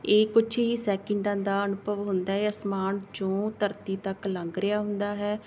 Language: Punjabi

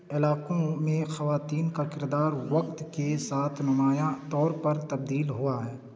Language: Urdu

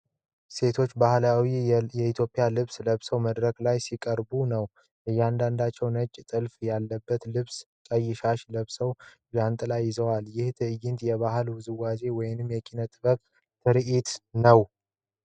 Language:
Amharic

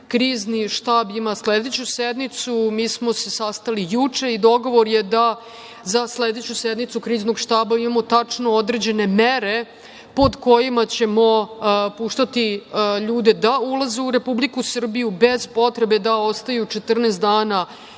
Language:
Serbian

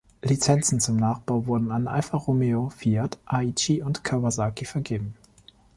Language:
German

